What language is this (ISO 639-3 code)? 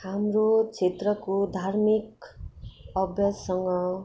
nep